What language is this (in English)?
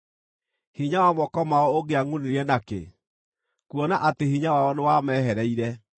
Kikuyu